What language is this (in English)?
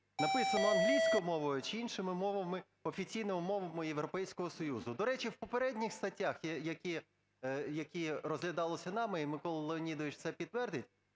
Ukrainian